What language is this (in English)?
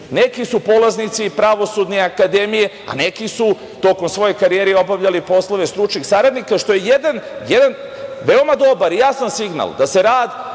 Serbian